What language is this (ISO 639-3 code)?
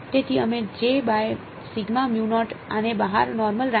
guj